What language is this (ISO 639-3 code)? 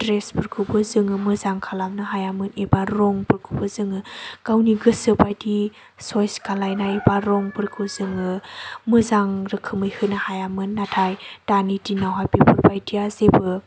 brx